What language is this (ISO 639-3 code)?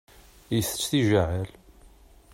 kab